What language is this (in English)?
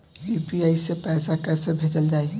Bhojpuri